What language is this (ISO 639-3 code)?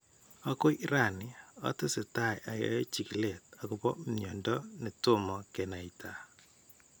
kln